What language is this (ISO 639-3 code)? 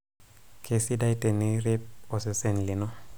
mas